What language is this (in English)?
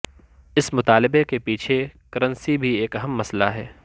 Urdu